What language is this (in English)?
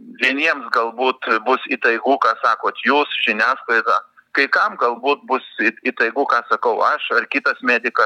Lithuanian